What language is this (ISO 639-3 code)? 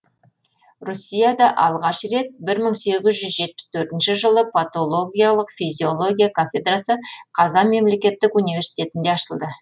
kaz